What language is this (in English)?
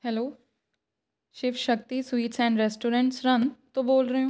Punjabi